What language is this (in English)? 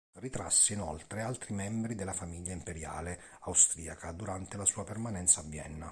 Italian